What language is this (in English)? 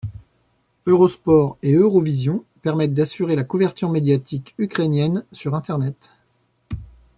French